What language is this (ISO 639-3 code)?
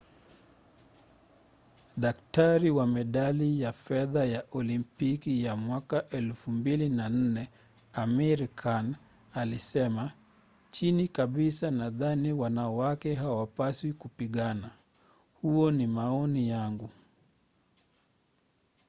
swa